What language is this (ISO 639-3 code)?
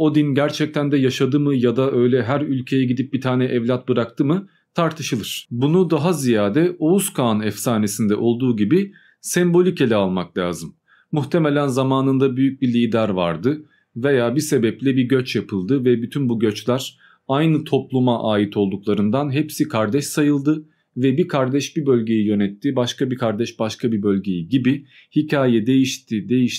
tur